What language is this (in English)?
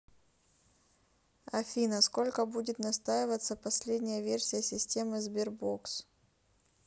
Russian